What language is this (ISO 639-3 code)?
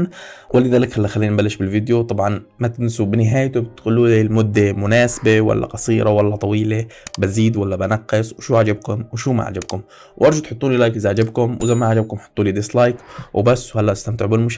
ara